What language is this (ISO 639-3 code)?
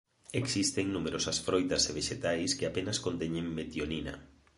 glg